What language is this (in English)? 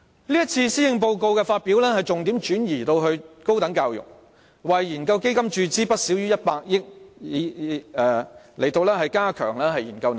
Cantonese